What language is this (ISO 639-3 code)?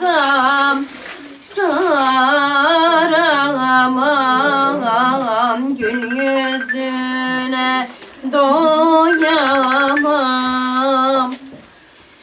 tur